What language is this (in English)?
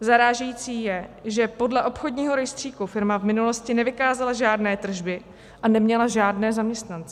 Czech